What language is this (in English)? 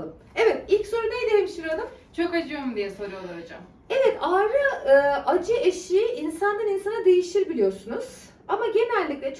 Turkish